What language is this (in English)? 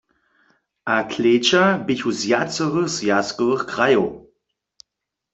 Upper Sorbian